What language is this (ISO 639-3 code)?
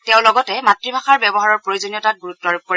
asm